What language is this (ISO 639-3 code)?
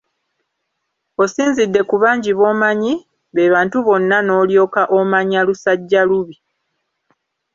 lug